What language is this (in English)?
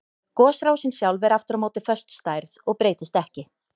Icelandic